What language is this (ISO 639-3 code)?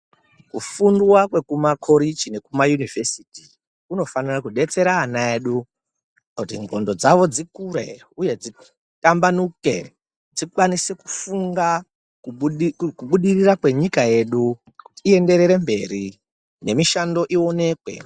ndc